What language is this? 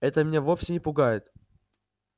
Russian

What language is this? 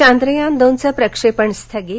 Marathi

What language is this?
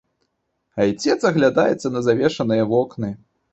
Belarusian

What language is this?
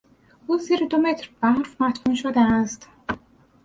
Persian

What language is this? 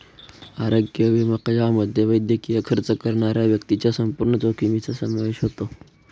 Marathi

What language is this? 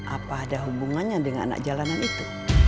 Indonesian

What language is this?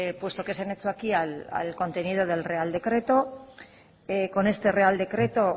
Spanish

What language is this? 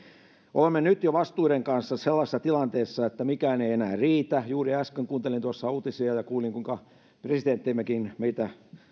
Finnish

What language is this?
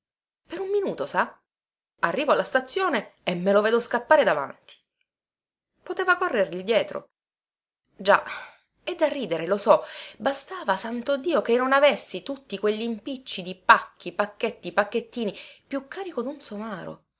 Italian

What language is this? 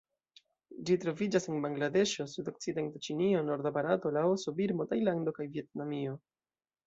Esperanto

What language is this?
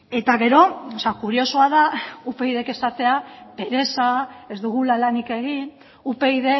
Basque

